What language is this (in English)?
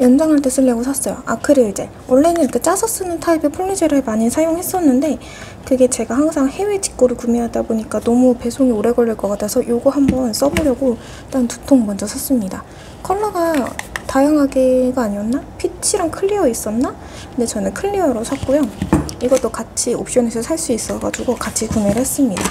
Korean